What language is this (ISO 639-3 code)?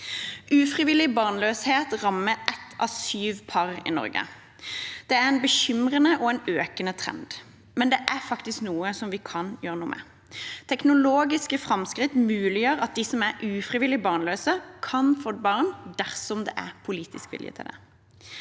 nor